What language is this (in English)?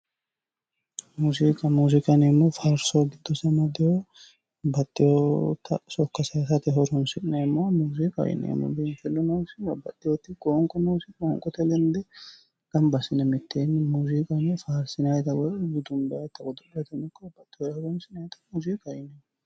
Sidamo